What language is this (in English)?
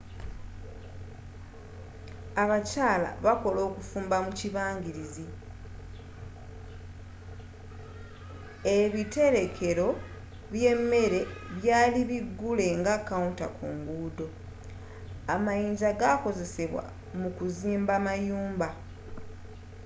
Ganda